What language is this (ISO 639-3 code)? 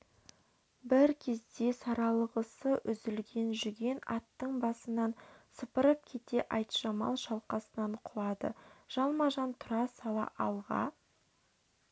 kaz